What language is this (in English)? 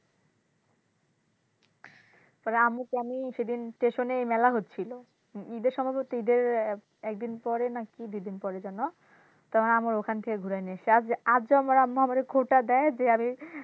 Bangla